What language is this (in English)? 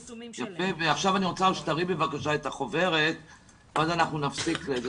Hebrew